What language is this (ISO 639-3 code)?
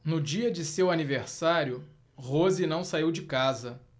por